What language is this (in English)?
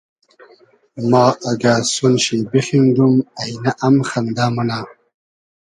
Hazaragi